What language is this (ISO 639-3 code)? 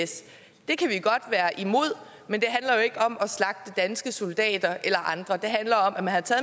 dan